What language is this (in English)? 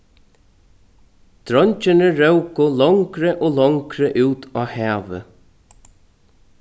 Faroese